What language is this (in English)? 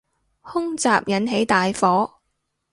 Cantonese